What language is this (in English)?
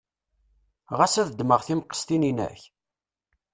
Kabyle